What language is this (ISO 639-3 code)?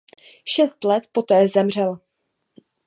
ces